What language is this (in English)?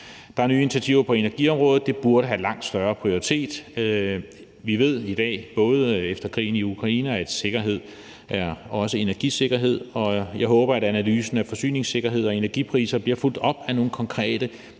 Danish